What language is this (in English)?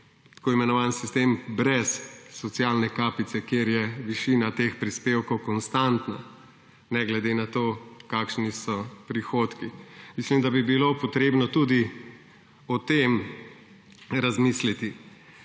Slovenian